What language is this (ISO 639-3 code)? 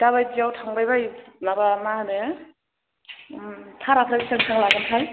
brx